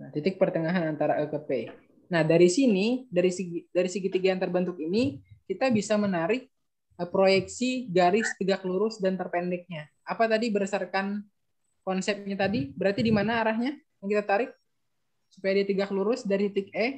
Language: Indonesian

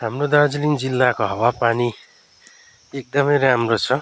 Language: Nepali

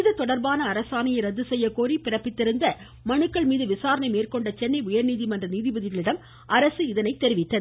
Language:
Tamil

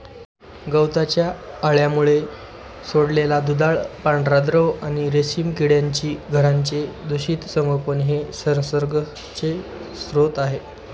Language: Marathi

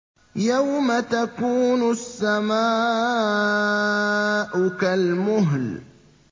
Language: Arabic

